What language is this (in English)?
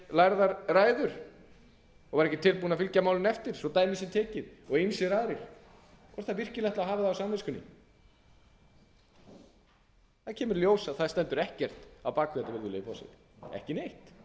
Icelandic